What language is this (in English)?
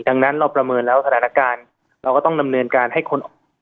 Thai